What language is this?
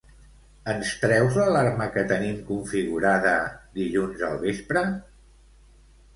Catalan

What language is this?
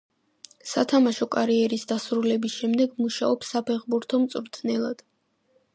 Georgian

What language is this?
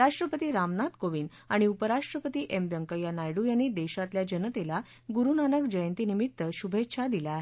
Marathi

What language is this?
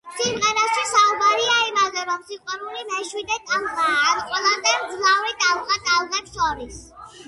Georgian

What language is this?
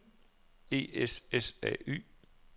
Danish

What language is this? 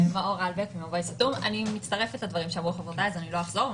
Hebrew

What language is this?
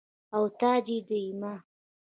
Pashto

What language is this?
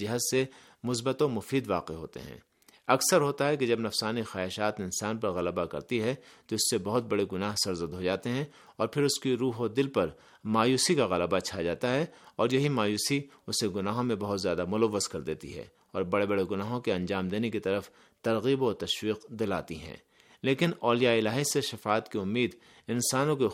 Urdu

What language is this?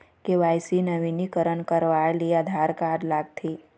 Chhattisgarhi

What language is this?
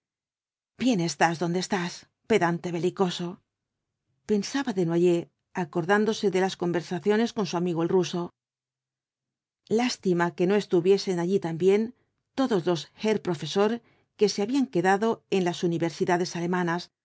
Spanish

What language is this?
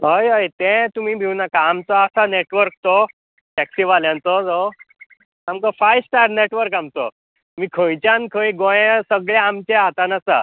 Konkani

